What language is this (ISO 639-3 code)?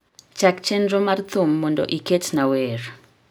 luo